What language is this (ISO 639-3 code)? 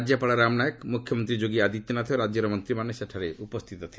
ori